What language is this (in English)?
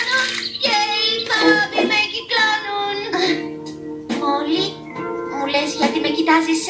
Greek